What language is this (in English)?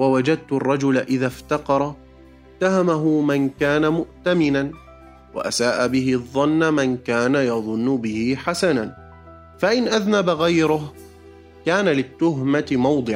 Arabic